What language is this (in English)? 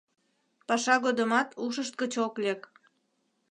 Mari